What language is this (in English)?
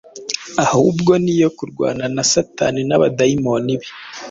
Kinyarwanda